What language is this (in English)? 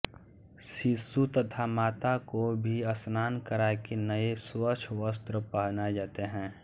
Hindi